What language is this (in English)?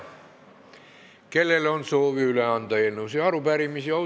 Estonian